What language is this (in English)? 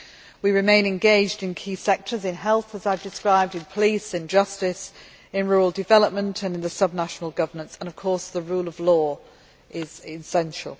English